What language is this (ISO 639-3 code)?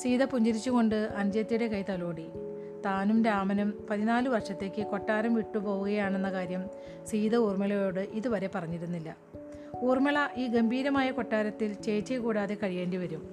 mal